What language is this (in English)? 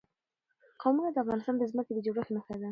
Pashto